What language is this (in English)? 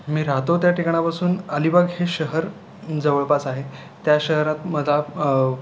Marathi